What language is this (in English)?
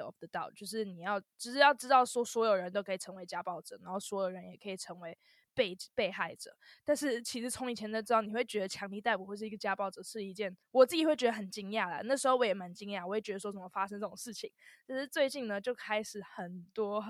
Chinese